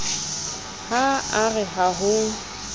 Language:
Southern Sotho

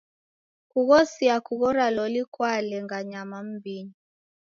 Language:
Taita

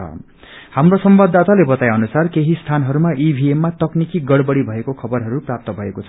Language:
Nepali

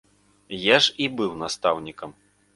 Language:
Belarusian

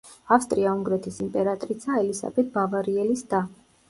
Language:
Georgian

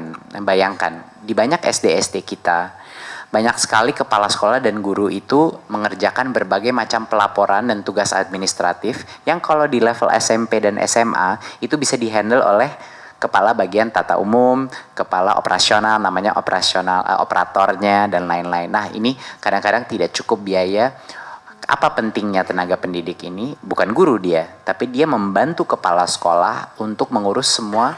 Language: Indonesian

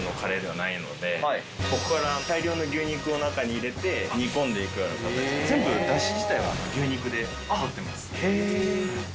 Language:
Japanese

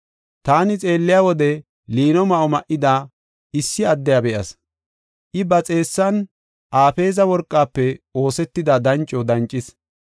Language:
Gofa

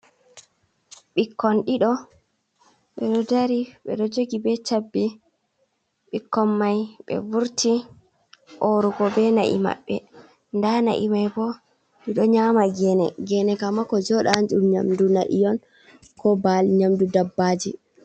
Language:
Fula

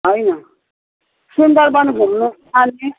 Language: Nepali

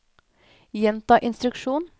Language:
Norwegian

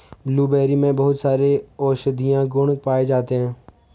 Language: Hindi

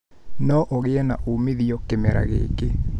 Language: Kikuyu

